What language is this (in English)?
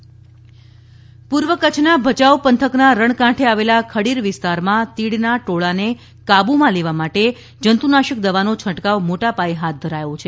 Gujarati